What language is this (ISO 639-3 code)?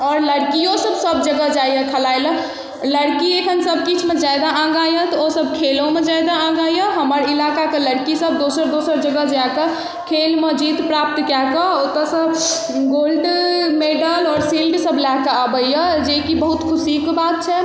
mai